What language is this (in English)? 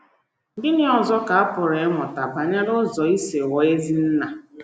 Igbo